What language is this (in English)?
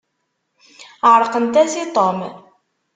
Kabyle